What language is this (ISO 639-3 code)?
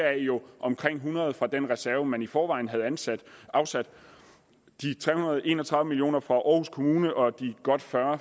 dan